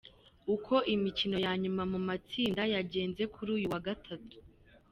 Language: Kinyarwanda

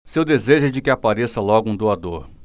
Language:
Portuguese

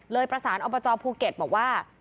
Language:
Thai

